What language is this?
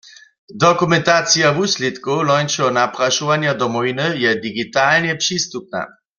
Upper Sorbian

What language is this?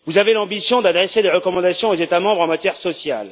French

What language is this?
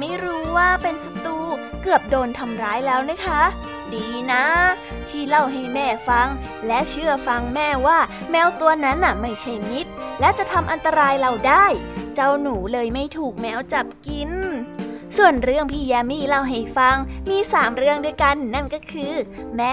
Thai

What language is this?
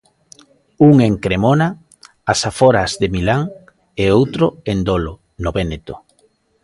Galician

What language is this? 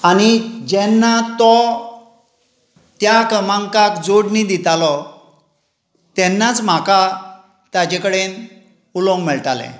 Konkani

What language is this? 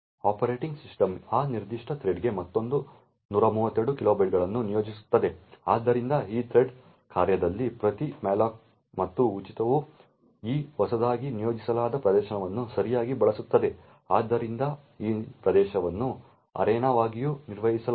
Kannada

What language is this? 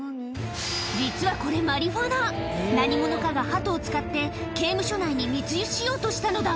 Japanese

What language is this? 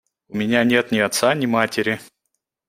Russian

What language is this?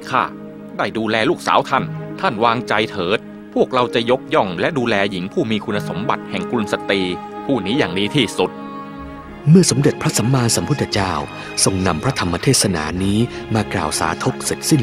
Thai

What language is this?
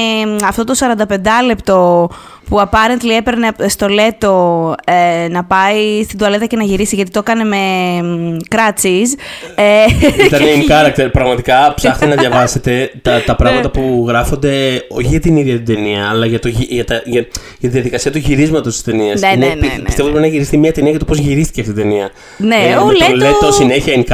Greek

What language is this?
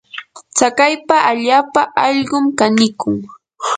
Yanahuanca Pasco Quechua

